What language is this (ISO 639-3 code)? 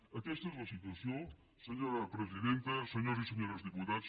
cat